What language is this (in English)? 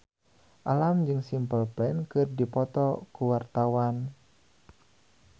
Sundanese